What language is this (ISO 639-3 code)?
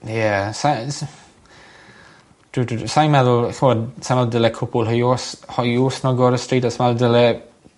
cym